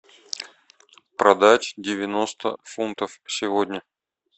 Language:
Russian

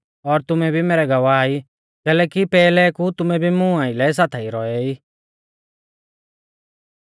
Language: Mahasu Pahari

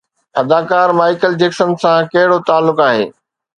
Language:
Sindhi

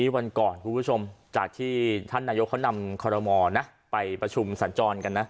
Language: Thai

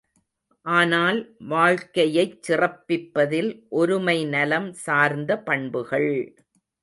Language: Tamil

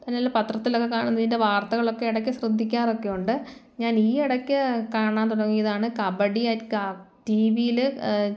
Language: Malayalam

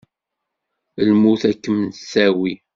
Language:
Kabyle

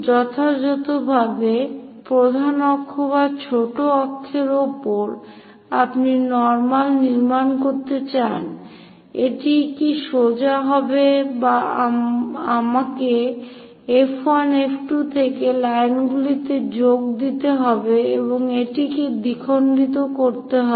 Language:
Bangla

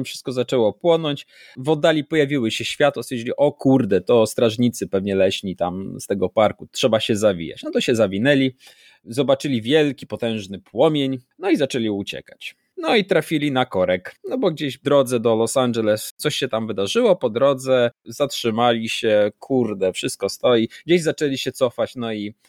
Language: Polish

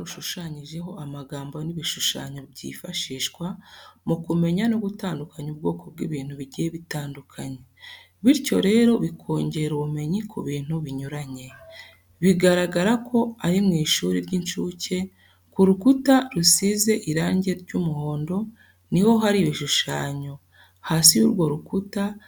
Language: Kinyarwanda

